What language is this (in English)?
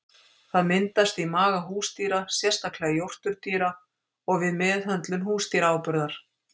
Icelandic